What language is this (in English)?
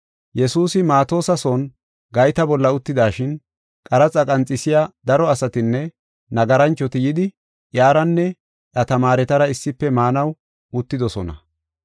Gofa